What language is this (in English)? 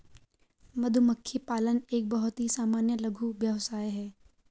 Hindi